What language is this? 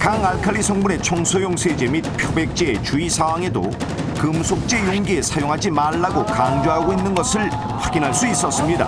Korean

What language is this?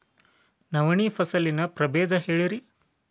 Kannada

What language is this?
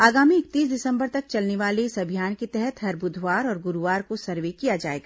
Hindi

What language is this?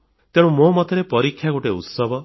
Odia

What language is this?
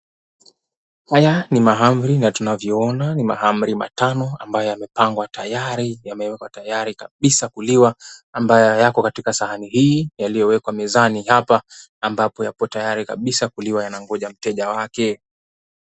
Swahili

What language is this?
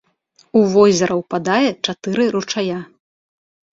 Belarusian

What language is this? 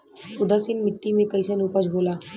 Bhojpuri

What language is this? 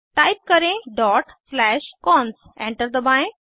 Hindi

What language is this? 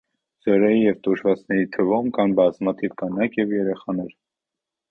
Armenian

